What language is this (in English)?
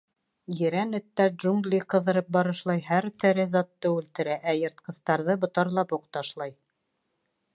Bashkir